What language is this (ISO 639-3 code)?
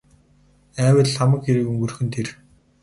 mon